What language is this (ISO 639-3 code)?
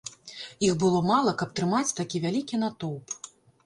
bel